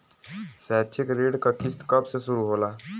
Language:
Bhojpuri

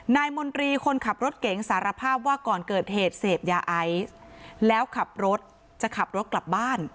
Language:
Thai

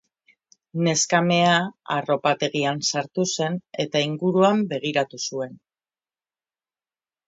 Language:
Basque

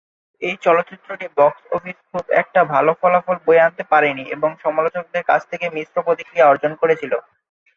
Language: Bangla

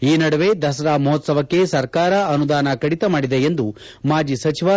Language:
Kannada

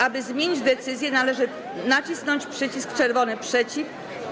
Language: Polish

